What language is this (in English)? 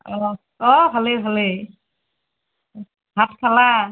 Assamese